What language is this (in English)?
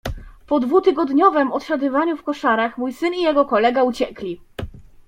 Polish